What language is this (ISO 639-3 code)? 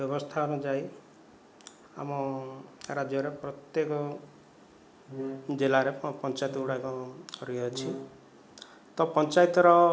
ori